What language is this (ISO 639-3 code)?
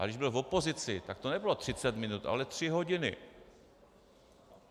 ces